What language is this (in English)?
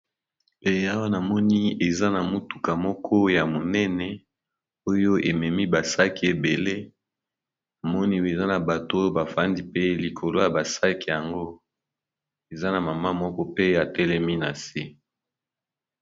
Lingala